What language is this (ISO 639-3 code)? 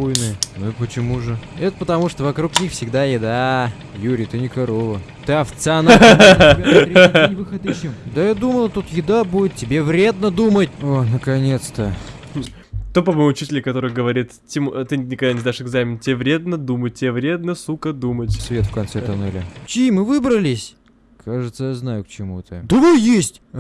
rus